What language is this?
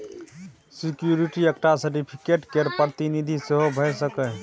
Maithili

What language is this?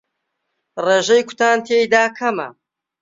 Central Kurdish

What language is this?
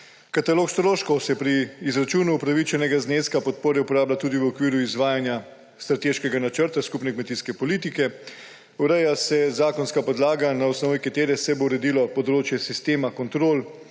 Slovenian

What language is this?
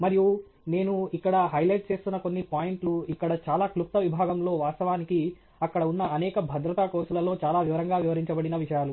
Telugu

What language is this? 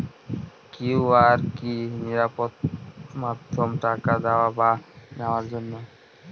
Bangla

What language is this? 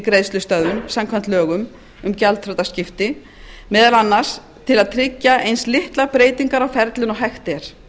Icelandic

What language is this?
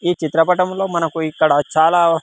Telugu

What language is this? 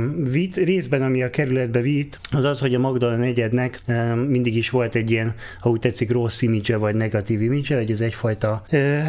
Hungarian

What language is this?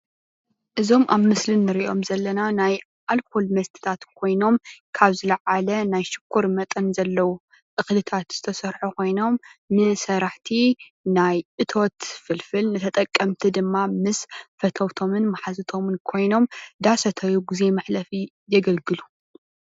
Tigrinya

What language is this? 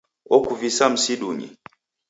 Taita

